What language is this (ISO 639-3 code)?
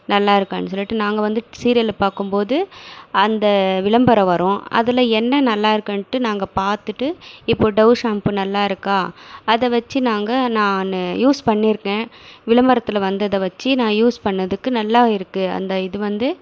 tam